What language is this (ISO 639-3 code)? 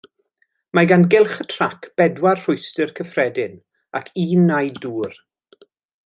cym